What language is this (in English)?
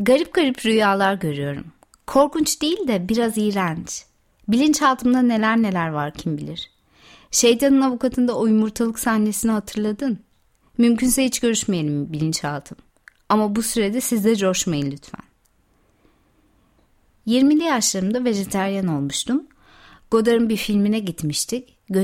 Turkish